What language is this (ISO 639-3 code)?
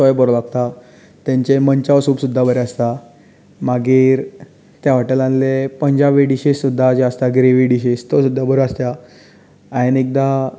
kok